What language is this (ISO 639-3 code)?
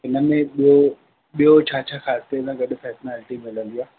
snd